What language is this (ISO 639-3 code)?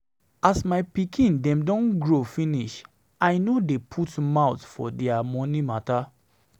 pcm